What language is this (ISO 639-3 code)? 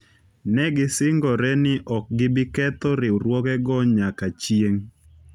luo